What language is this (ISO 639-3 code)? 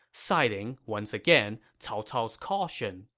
eng